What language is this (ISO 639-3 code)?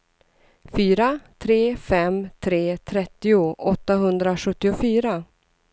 swe